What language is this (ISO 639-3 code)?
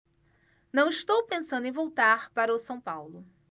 por